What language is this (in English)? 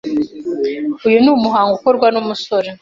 Kinyarwanda